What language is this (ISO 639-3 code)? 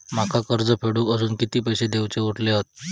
mar